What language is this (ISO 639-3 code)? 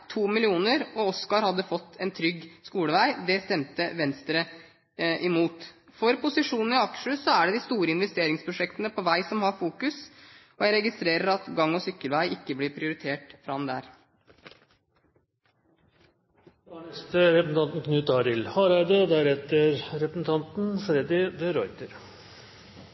nor